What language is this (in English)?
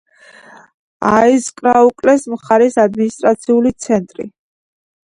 Georgian